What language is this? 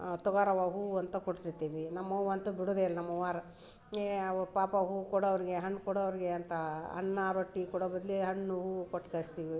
Kannada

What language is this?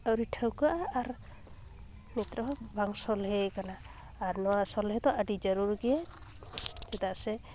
Santali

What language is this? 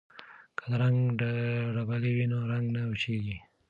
Pashto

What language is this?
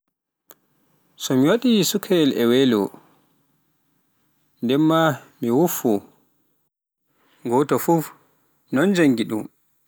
Pular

